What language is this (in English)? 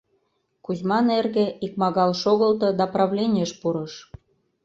Mari